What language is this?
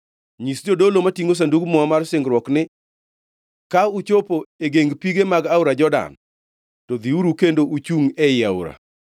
Luo (Kenya and Tanzania)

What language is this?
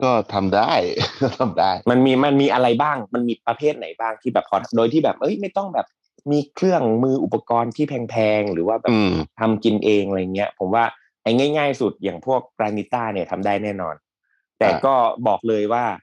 Thai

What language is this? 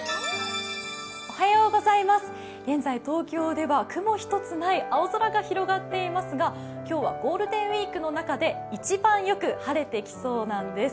Japanese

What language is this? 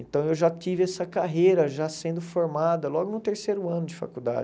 Portuguese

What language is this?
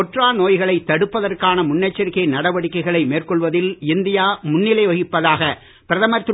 Tamil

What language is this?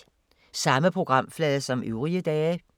Danish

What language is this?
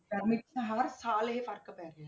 Punjabi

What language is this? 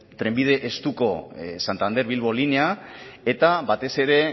Basque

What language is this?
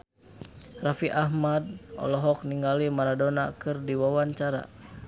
Sundanese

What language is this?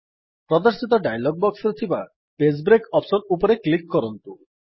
Odia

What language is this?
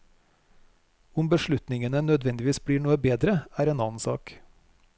Norwegian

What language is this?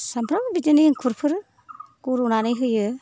Bodo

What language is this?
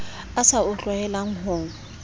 Southern Sotho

